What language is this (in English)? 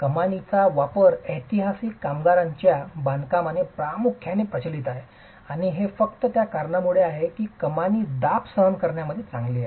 Marathi